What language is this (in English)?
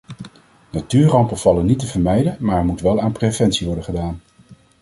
Dutch